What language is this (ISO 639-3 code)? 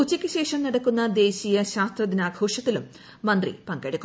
mal